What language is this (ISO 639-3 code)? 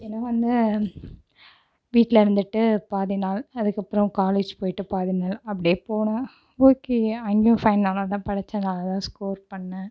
tam